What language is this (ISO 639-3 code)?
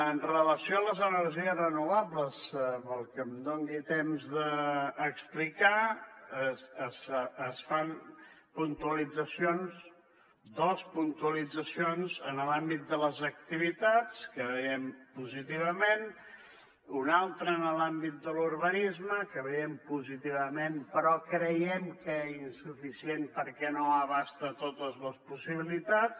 cat